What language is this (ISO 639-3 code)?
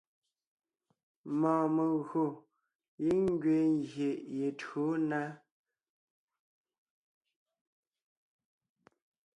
nnh